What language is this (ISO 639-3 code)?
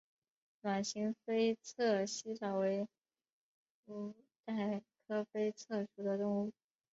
zho